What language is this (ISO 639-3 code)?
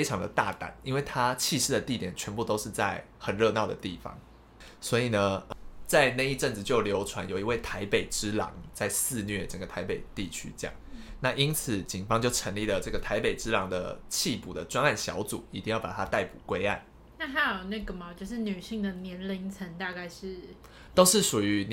zho